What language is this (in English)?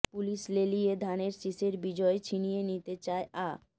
Bangla